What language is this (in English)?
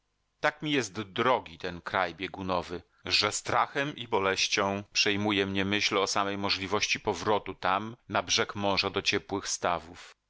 Polish